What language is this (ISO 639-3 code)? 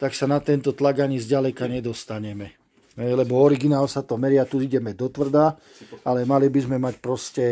ces